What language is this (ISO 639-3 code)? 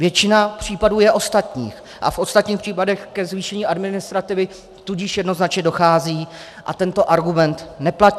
ces